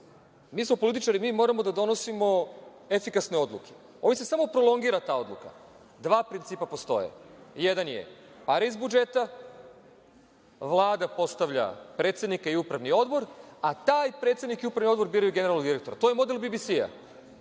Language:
Serbian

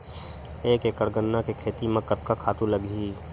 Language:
Chhattisgarhi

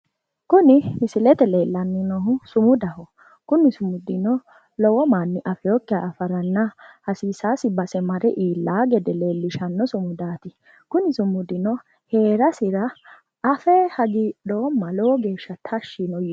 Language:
Sidamo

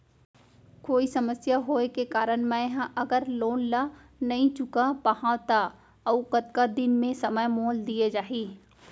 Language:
Chhattisgarhi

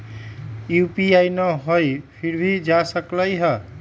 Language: Magahi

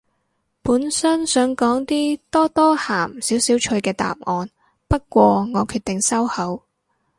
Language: Cantonese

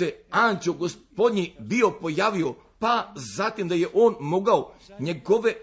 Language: Croatian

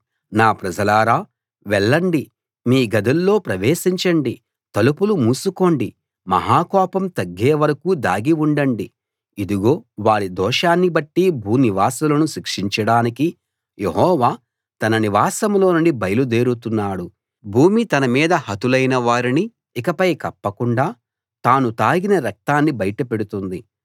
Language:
Telugu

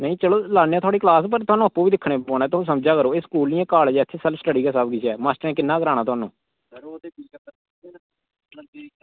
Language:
Dogri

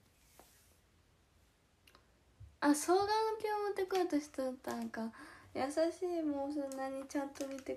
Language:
Japanese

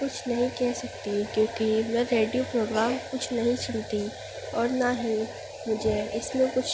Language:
Urdu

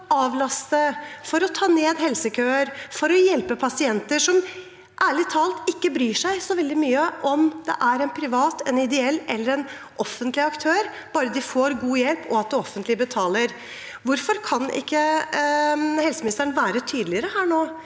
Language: Norwegian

